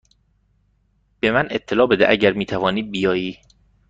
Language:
Persian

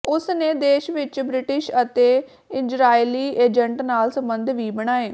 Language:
Punjabi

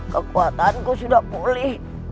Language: Indonesian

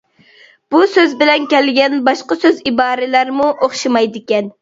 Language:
Uyghur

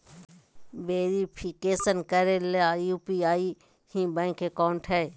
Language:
Magahi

